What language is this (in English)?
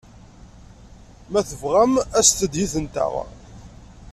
Kabyle